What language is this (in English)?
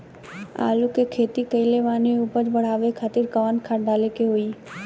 Bhojpuri